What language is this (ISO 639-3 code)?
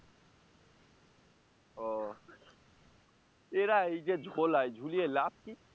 ben